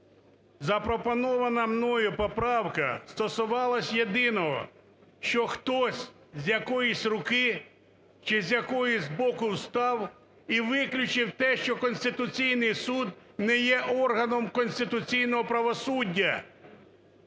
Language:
Ukrainian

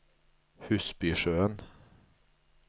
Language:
Norwegian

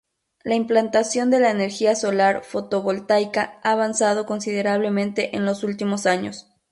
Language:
Spanish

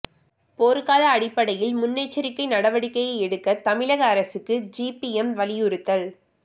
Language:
Tamil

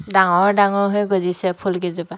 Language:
Assamese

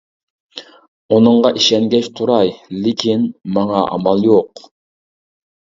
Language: Uyghur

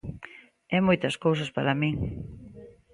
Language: Galician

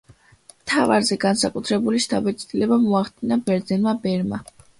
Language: Georgian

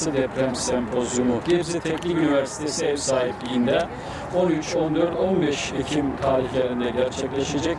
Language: Turkish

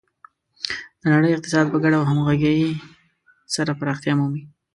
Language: Pashto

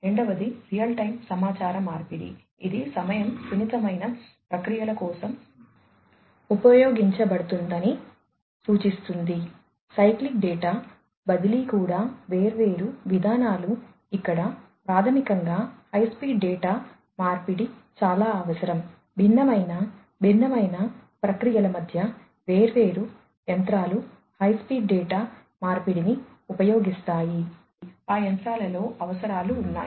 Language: Telugu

